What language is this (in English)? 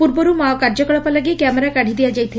Odia